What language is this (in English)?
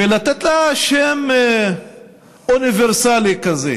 Hebrew